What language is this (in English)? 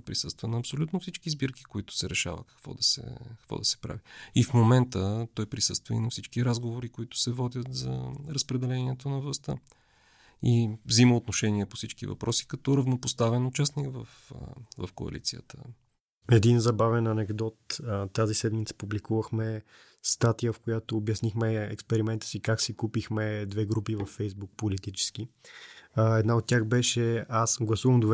Bulgarian